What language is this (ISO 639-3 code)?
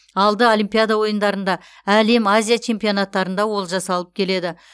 kaz